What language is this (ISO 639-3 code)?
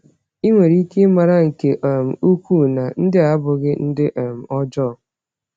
ibo